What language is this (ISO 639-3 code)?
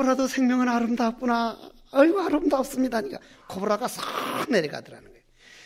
kor